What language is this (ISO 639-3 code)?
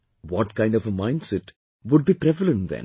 eng